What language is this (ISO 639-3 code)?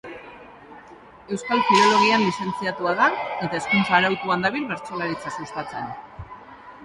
eus